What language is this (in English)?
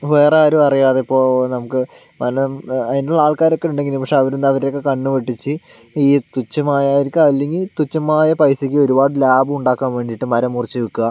Malayalam